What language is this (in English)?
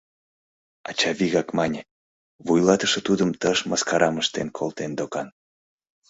Mari